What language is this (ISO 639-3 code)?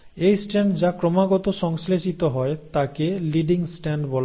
ben